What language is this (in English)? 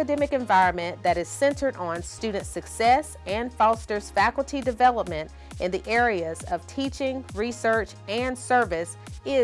English